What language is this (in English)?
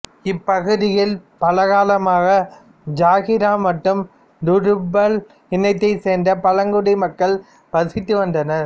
Tamil